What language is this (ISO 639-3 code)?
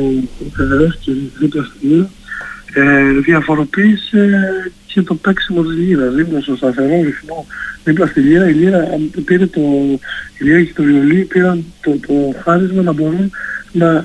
ell